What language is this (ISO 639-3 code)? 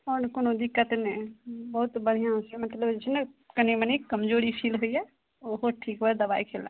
mai